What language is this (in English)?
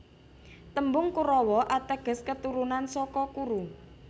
Javanese